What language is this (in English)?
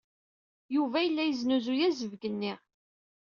Kabyle